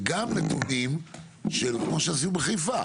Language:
Hebrew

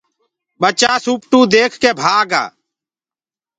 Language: Gurgula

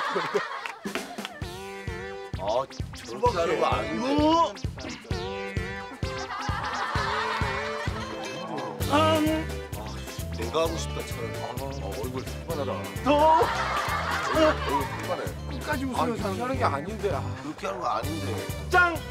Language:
Korean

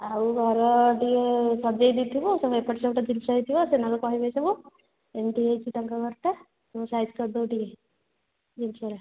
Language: Odia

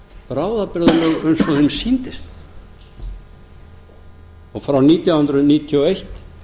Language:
Icelandic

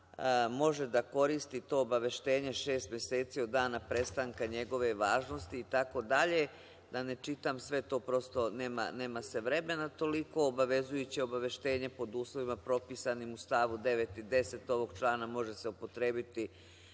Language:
Serbian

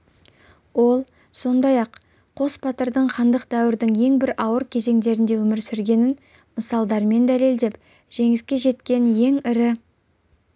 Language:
Kazakh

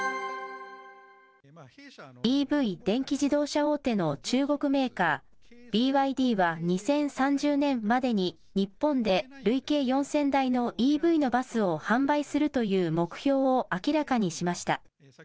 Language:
Japanese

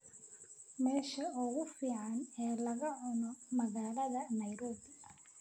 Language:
Somali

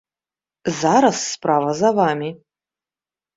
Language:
Belarusian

